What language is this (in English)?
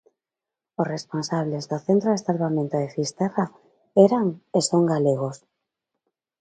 Galician